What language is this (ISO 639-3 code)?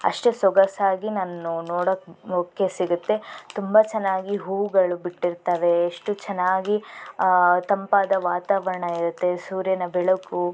kan